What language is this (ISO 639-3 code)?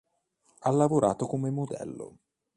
ita